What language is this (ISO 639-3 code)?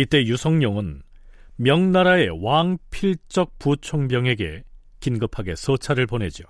kor